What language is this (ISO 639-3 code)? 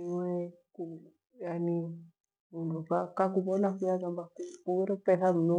gwe